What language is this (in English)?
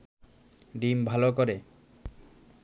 Bangla